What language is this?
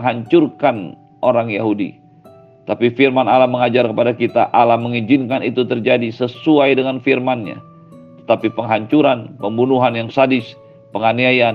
Indonesian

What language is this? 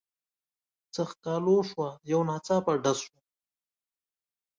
Pashto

